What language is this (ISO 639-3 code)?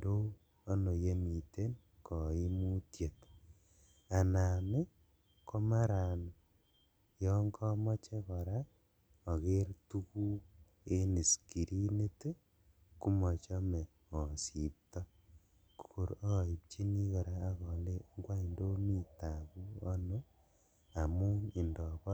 kln